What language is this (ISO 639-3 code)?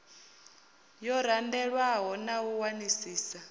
ven